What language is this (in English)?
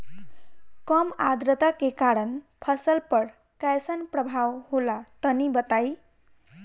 Bhojpuri